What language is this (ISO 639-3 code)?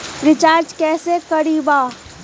mag